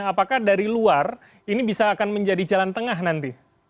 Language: Indonesian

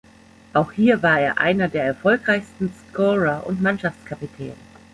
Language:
German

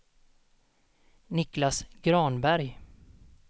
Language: Swedish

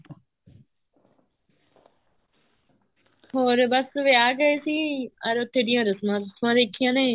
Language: Punjabi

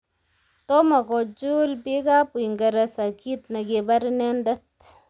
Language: Kalenjin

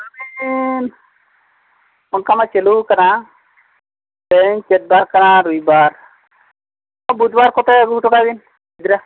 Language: Santali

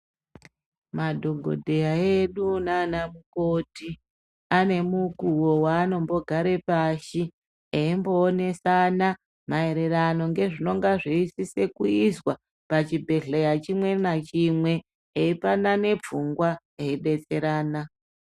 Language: Ndau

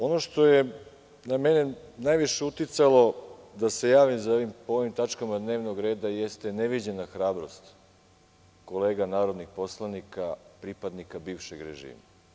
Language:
Serbian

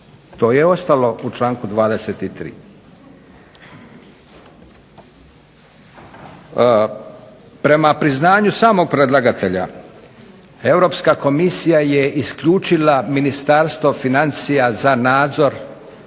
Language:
Croatian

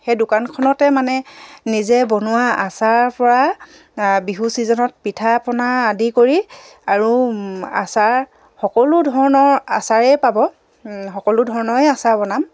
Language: Assamese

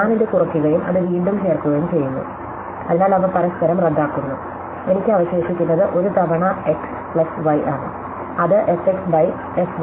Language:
Malayalam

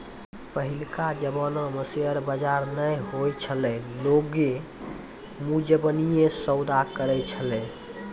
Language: Maithili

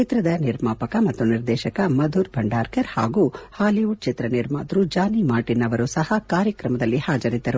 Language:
Kannada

